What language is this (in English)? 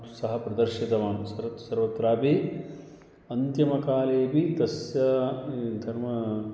Sanskrit